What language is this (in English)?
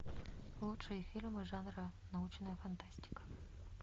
Russian